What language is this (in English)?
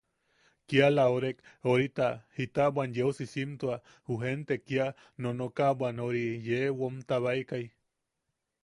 Yaqui